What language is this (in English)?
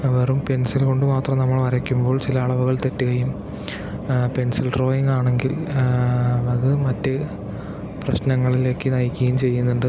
Malayalam